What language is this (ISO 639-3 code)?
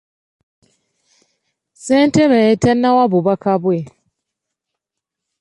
lug